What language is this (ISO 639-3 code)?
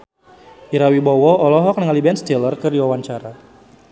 sun